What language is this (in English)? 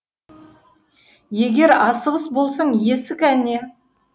Kazakh